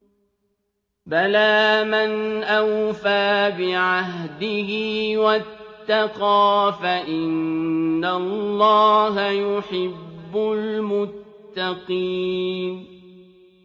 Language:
Arabic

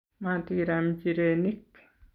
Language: Kalenjin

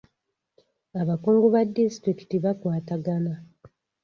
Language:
Ganda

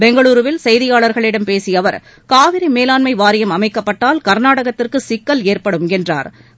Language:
Tamil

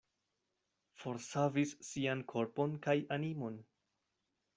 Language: Esperanto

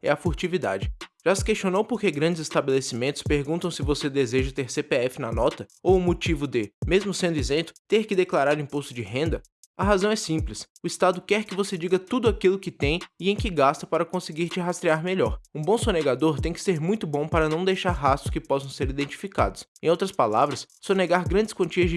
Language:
Portuguese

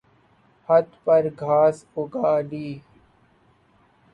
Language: Urdu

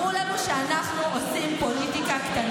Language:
Hebrew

